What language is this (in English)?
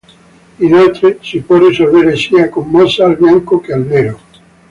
Italian